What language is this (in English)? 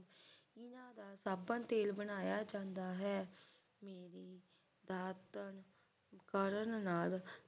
Punjabi